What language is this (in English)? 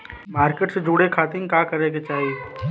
Bhojpuri